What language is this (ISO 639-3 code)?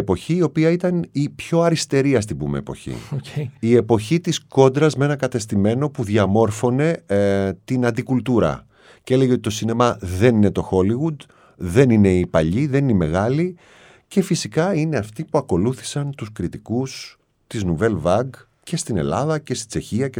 ell